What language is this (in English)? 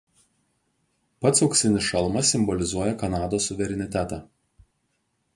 Lithuanian